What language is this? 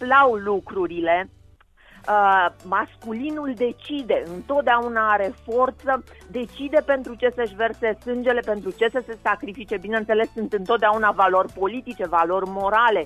Romanian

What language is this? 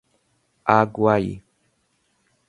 Portuguese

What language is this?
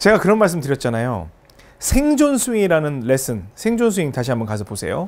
Korean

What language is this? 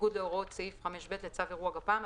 Hebrew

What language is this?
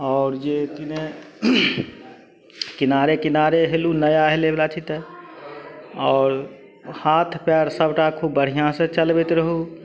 Maithili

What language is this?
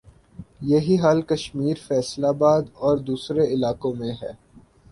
Urdu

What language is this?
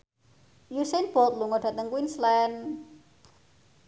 Javanese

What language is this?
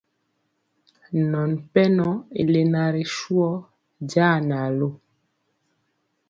Mpiemo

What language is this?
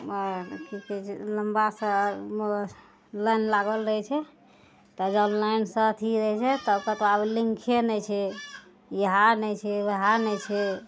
Maithili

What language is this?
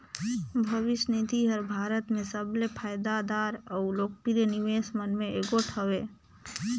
Chhattisgarhi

